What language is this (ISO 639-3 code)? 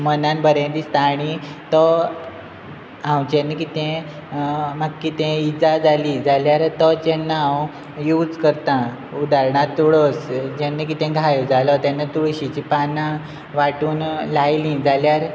kok